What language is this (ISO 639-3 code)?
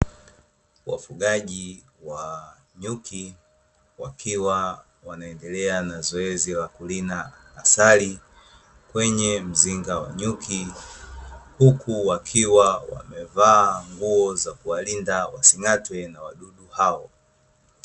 swa